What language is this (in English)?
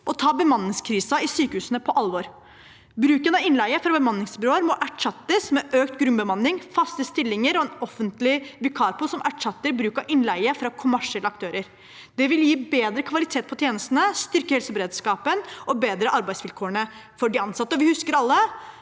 Norwegian